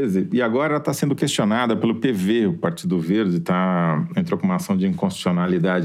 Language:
Portuguese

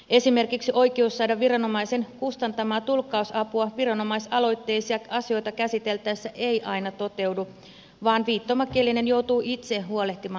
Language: Finnish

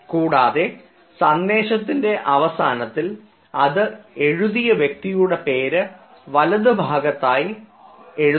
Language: Malayalam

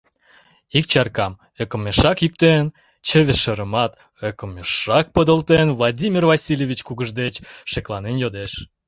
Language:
Mari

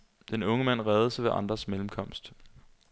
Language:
Danish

